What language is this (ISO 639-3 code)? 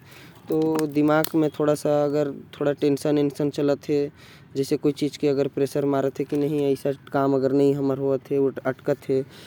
kfp